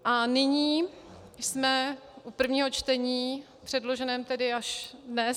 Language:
Czech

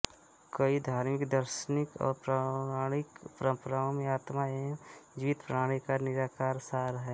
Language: Hindi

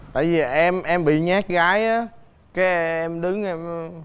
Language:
Vietnamese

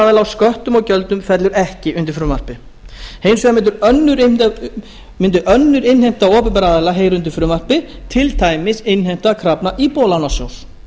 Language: Icelandic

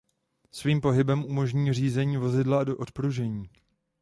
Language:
Czech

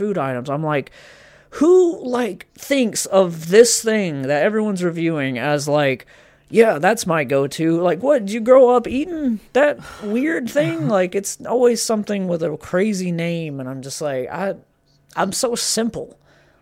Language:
English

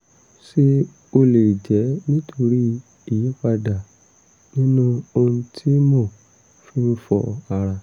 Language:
Yoruba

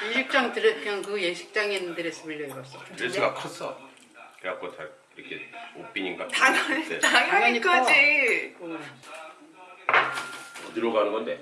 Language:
Korean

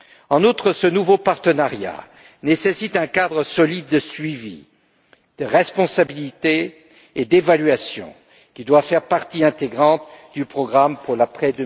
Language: French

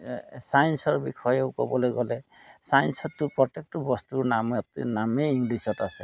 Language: Assamese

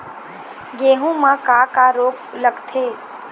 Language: Chhattisgarhi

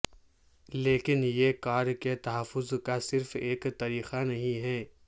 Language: Urdu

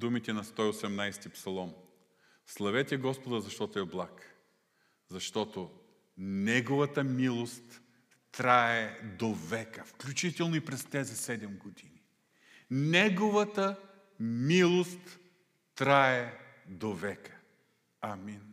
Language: Bulgarian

